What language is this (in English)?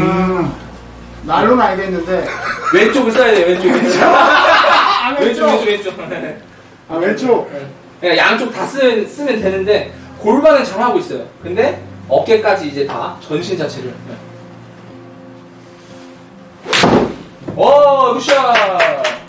Korean